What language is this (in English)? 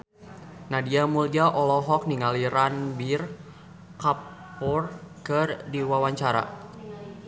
Sundanese